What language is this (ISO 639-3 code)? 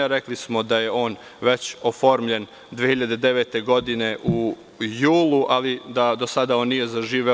srp